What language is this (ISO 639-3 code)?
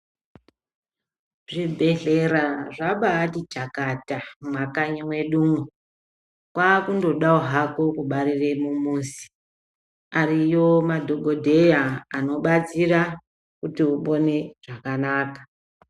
ndc